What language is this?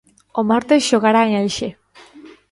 Galician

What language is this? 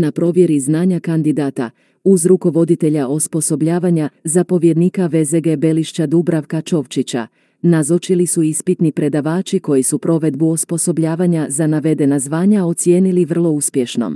Croatian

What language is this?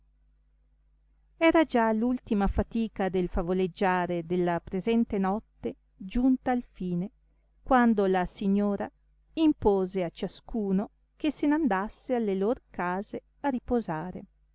Italian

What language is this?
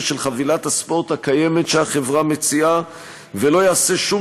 Hebrew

